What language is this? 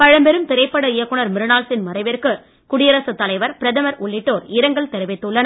Tamil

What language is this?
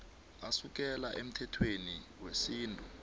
South Ndebele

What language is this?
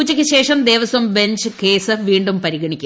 Malayalam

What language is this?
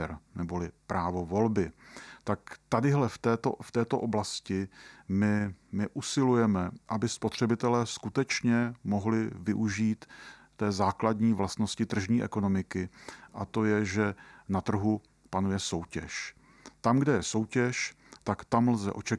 Czech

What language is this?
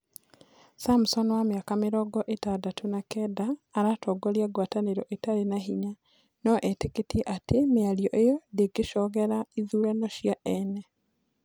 Kikuyu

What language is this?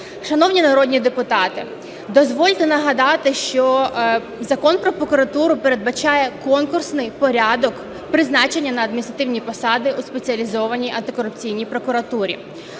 Ukrainian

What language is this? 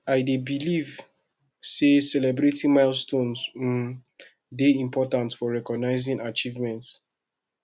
Nigerian Pidgin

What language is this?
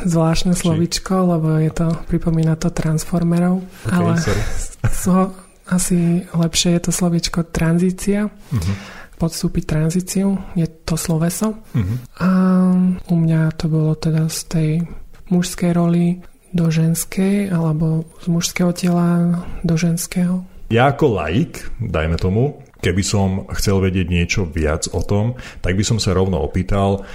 Slovak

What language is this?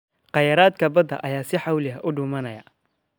Somali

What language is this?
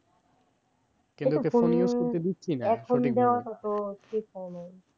Bangla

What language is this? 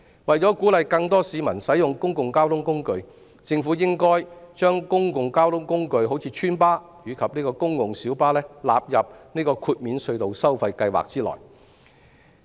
Cantonese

